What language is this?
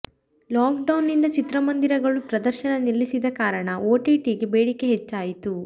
Kannada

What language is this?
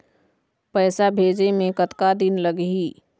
Chhattisgarhi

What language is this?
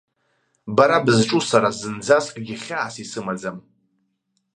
Abkhazian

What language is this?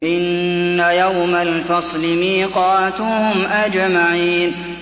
Arabic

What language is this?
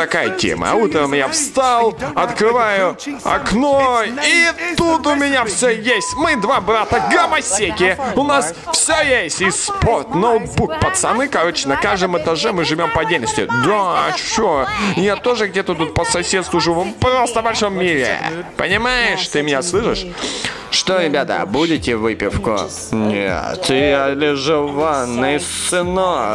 Russian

